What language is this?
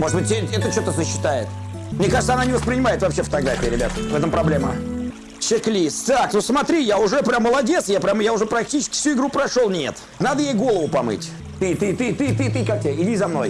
Russian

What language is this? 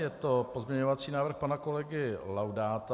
Czech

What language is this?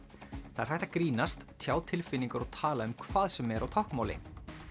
Icelandic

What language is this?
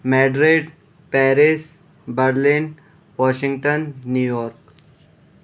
Urdu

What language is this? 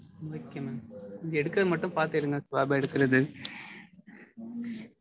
Tamil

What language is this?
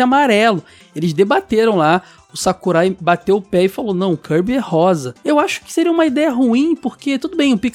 Portuguese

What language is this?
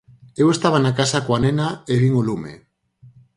Galician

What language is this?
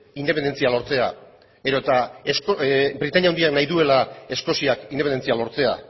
Basque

